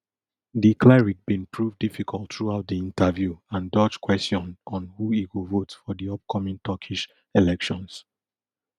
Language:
Nigerian Pidgin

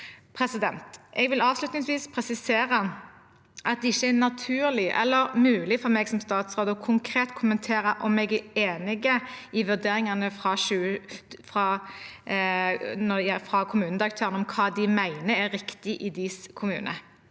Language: Norwegian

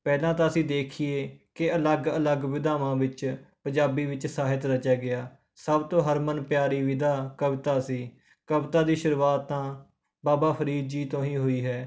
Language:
Punjabi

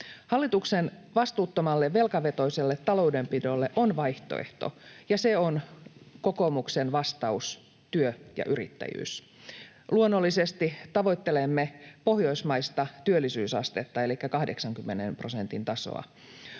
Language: Finnish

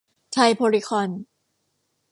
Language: Thai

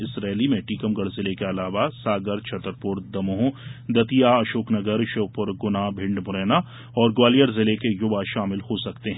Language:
Hindi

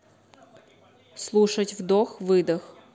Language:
Russian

